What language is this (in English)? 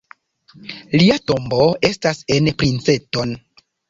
Esperanto